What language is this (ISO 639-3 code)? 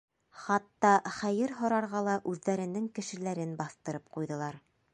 bak